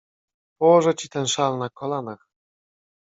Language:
Polish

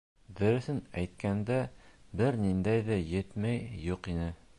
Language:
Bashkir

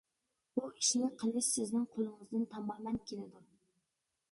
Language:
Uyghur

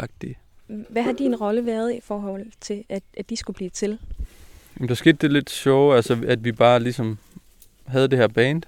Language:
Danish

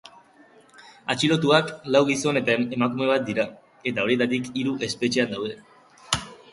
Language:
Basque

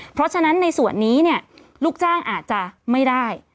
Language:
Thai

